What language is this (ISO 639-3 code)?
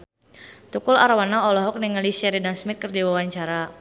sun